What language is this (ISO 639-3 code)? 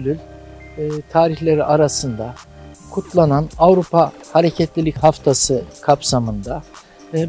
tur